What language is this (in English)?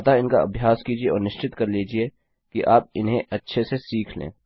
Hindi